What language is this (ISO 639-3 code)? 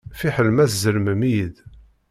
kab